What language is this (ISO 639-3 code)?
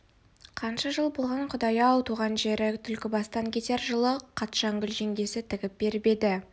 kaz